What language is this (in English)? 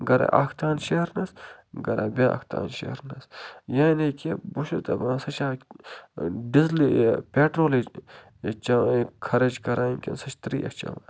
Kashmiri